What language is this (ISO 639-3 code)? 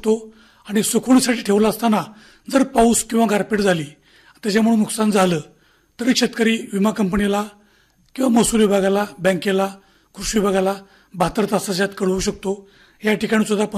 ron